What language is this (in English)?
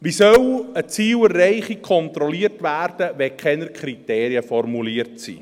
Swiss German